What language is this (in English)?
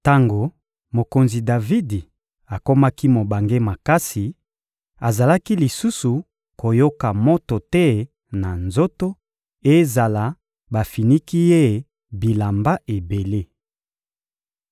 Lingala